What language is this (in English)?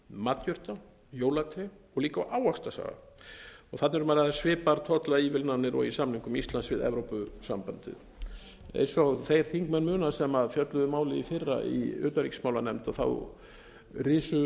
Icelandic